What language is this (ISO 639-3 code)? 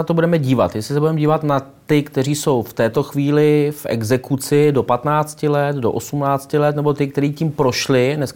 ces